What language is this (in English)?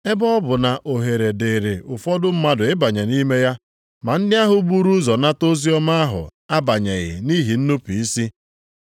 Igbo